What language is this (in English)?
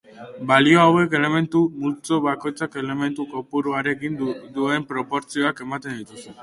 Basque